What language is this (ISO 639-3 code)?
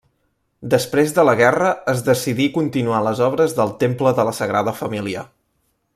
cat